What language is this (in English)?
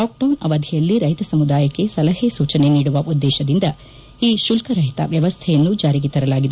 Kannada